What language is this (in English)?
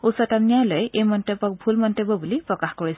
Assamese